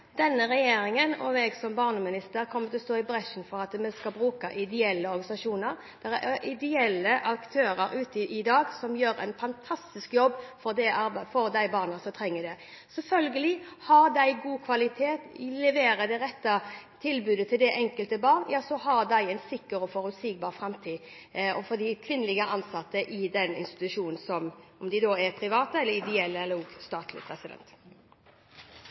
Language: Norwegian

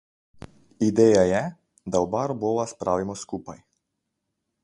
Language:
Slovenian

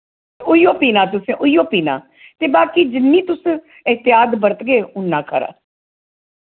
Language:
Dogri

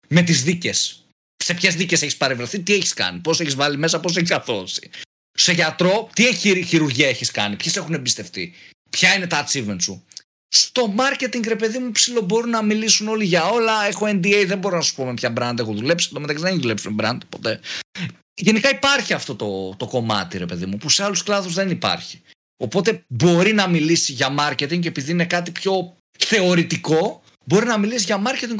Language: Greek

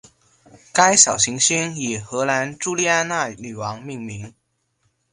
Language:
Chinese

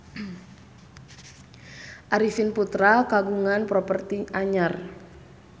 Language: Sundanese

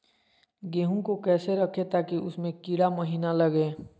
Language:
Magahi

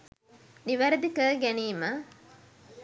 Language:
Sinhala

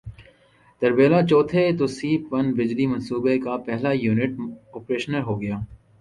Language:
Urdu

